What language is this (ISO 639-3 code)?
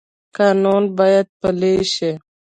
pus